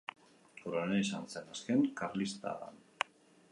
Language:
Basque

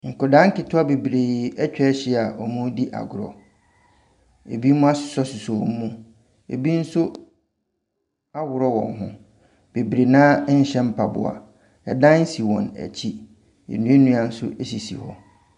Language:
Akan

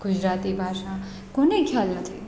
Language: Gujarati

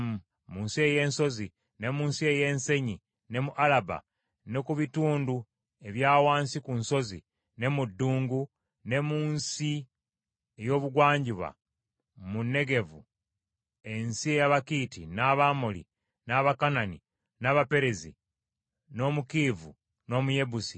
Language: Ganda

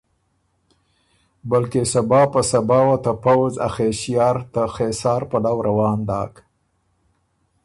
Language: Ormuri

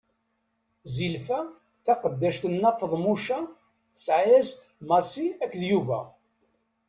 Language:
Kabyle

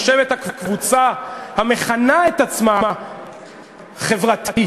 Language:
Hebrew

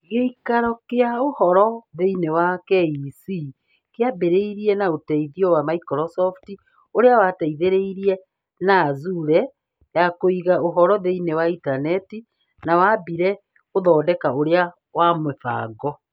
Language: Kikuyu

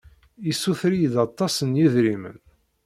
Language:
Kabyle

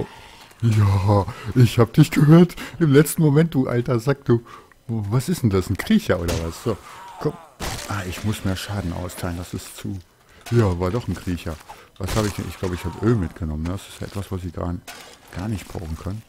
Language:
German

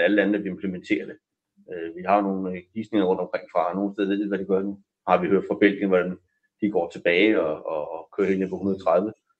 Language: Danish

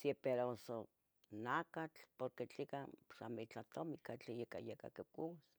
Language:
Tetelcingo Nahuatl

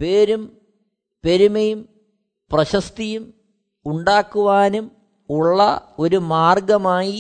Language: Malayalam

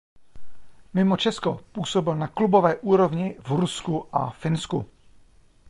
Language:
Czech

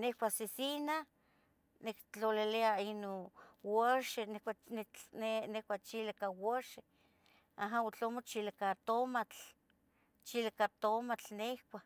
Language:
Tetelcingo Nahuatl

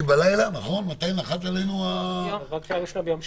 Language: Hebrew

